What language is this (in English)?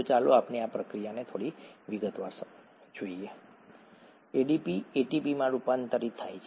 Gujarati